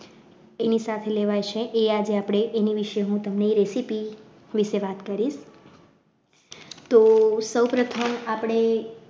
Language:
Gujarati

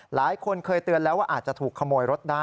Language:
Thai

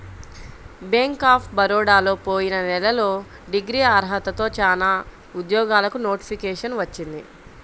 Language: Telugu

